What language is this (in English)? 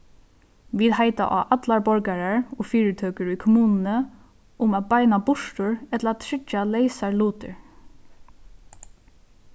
Faroese